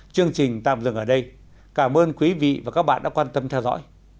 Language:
Vietnamese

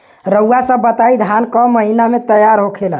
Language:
Bhojpuri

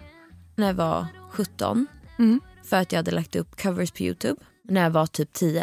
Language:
Swedish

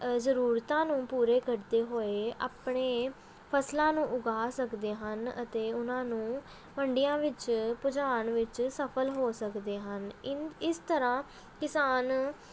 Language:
Punjabi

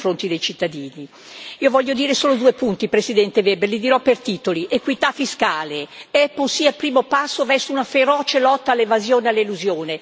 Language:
Italian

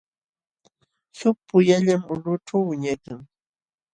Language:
Jauja Wanca Quechua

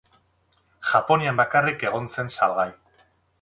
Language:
Basque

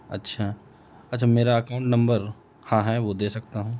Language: Urdu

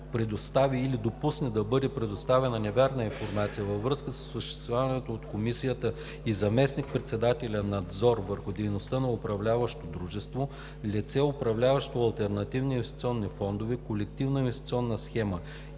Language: Bulgarian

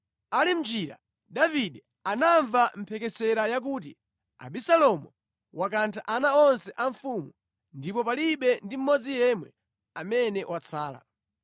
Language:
Nyanja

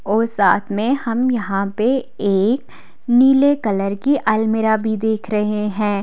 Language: Hindi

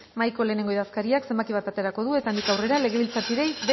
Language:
Basque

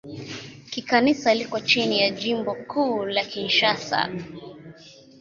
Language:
Swahili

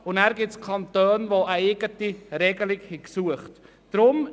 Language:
Swiss German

